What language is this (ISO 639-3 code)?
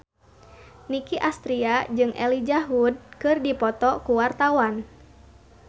sun